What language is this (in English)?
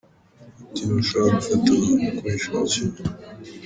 Kinyarwanda